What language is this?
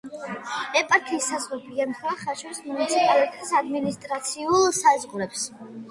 Georgian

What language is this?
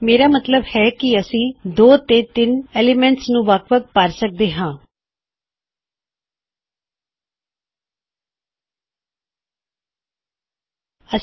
Punjabi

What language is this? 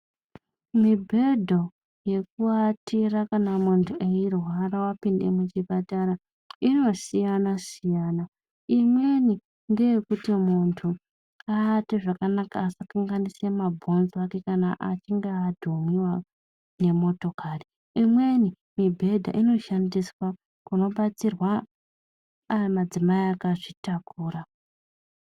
Ndau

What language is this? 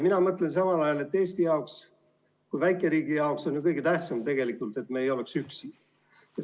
Estonian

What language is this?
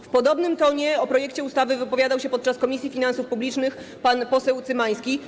Polish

